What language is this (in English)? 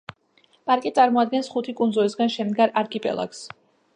Georgian